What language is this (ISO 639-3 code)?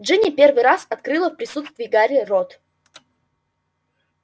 rus